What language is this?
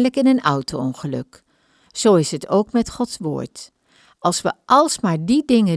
Dutch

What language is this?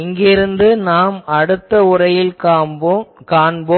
Tamil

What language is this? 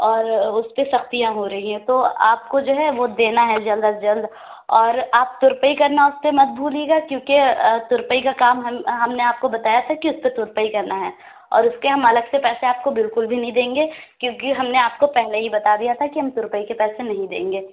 Urdu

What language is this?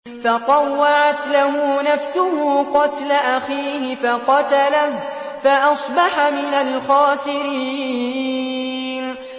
Arabic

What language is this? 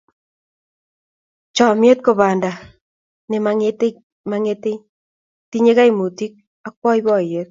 Kalenjin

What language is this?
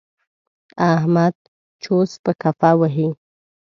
Pashto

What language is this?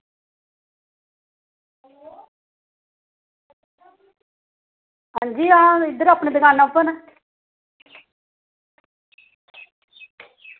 Dogri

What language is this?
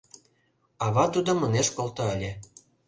Mari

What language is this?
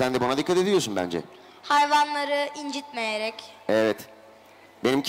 Turkish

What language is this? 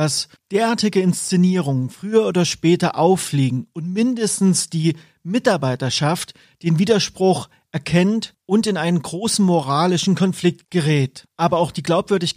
German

